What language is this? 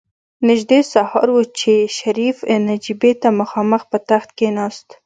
Pashto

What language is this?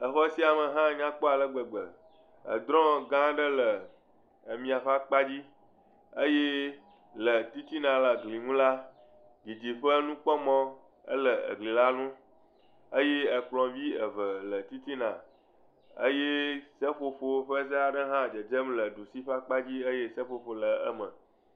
Ewe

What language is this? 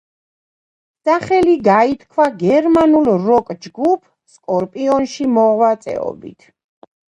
Georgian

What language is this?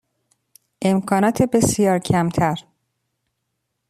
Persian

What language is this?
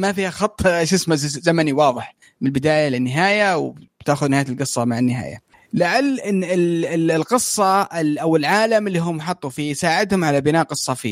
Arabic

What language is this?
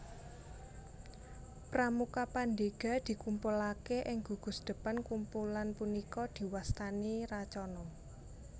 Javanese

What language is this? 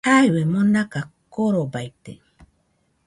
Nüpode Huitoto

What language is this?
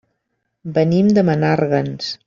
Catalan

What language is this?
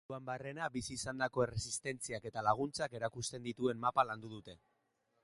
Basque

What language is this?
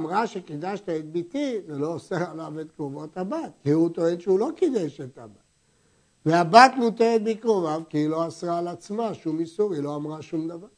Hebrew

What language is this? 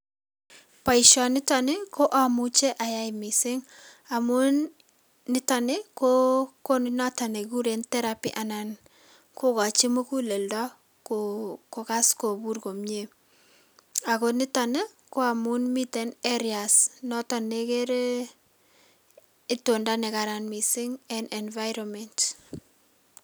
Kalenjin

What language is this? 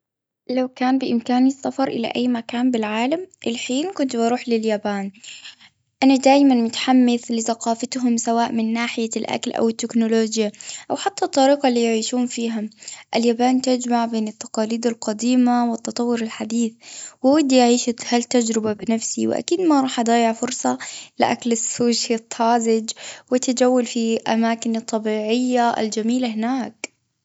Gulf Arabic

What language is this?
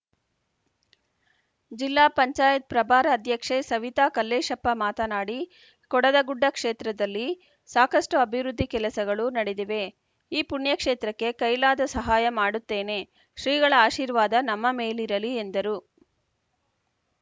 Kannada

